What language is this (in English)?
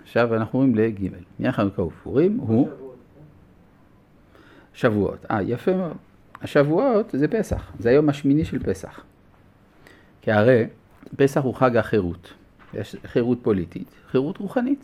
Hebrew